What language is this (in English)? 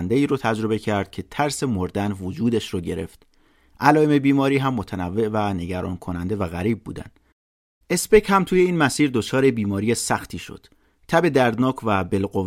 Persian